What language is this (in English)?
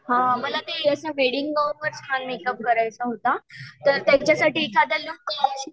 Marathi